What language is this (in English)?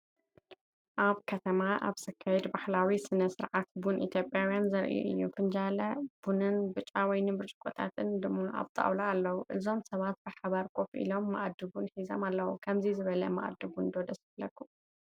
Tigrinya